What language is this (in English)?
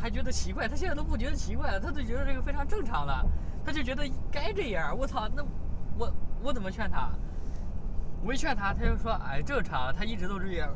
Chinese